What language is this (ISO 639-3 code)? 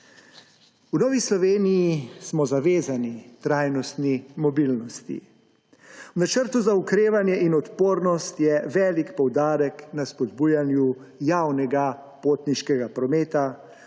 slv